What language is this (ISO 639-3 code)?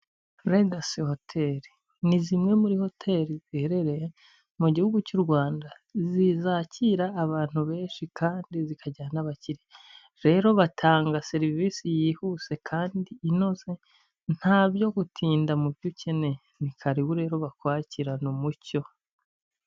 kin